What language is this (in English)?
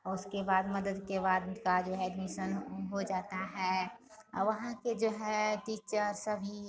Hindi